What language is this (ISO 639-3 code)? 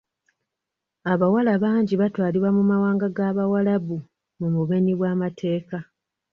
lug